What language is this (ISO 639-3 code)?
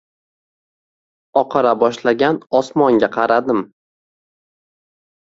uzb